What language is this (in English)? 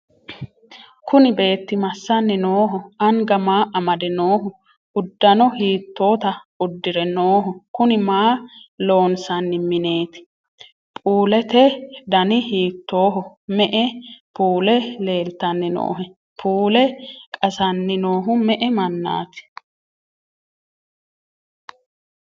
Sidamo